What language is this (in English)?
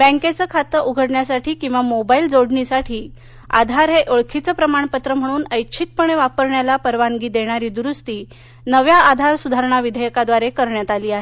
Marathi